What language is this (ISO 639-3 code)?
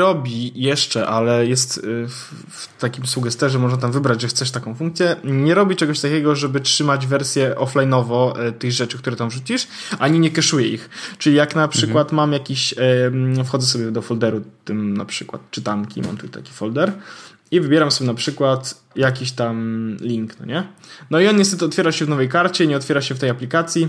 pol